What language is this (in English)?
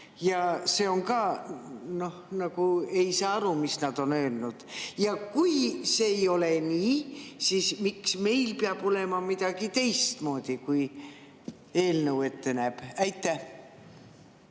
Estonian